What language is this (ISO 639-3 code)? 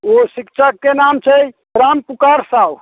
mai